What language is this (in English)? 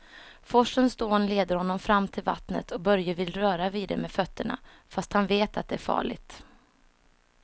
Swedish